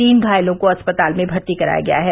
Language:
Hindi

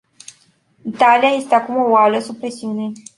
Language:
Romanian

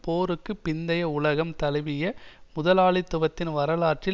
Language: Tamil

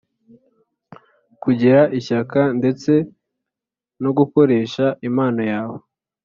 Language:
Kinyarwanda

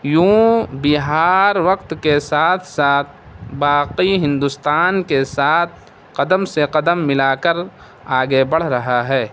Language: Urdu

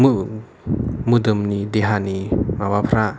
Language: Bodo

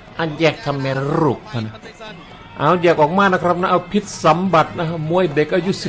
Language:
Thai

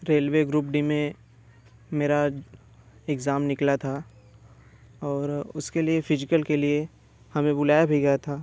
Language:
Hindi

